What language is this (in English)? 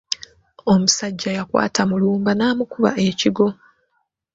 Ganda